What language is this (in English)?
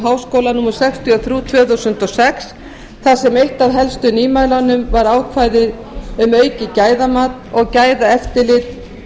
Icelandic